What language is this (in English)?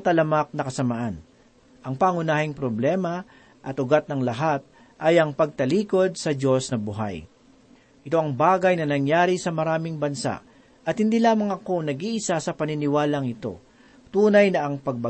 Filipino